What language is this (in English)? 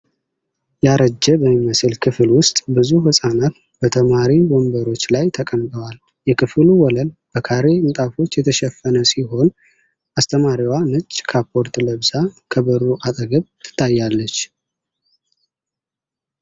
Amharic